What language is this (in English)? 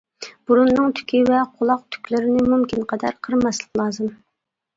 Uyghur